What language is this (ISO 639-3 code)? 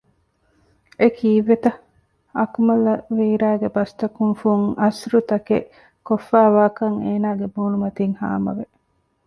div